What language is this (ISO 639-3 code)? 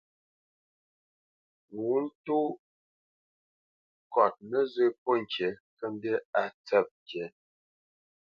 bce